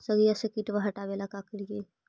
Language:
Magahi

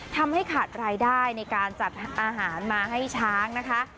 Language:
Thai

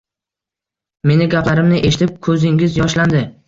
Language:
Uzbek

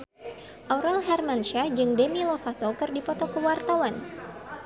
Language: Sundanese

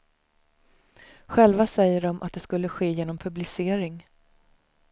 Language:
Swedish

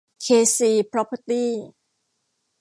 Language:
Thai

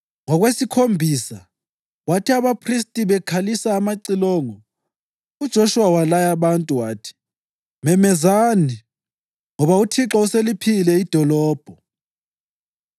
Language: North Ndebele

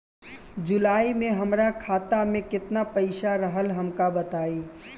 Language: Bhojpuri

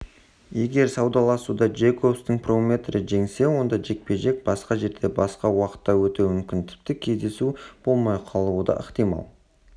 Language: Kazakh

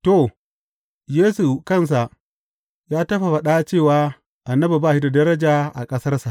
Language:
Hausa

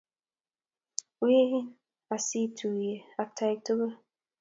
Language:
Kalenjin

